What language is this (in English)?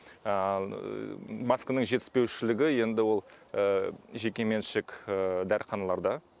Kazakh